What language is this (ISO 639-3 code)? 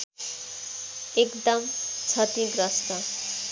nep